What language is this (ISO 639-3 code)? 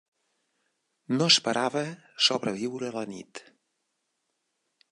cat